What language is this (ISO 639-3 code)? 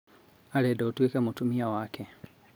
kik